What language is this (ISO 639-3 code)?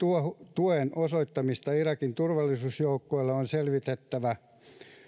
fin